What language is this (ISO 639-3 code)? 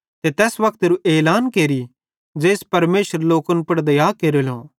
bhd